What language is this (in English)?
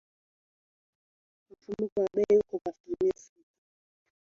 Swahili